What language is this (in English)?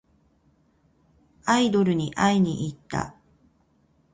Japanese